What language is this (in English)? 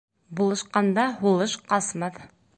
Bashkir